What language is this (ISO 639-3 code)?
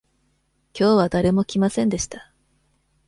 jpn